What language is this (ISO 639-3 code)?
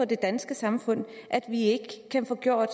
dan